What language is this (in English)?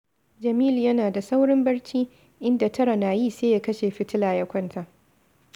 Hausa